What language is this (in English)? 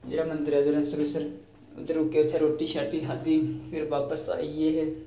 Dogri